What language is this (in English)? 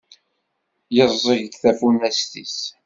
Kabyle